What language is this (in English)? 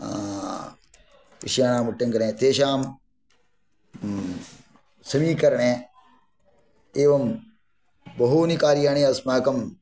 Sanskrit